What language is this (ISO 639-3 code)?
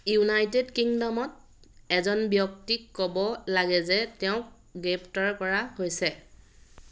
asm